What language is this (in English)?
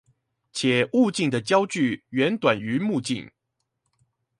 Chinese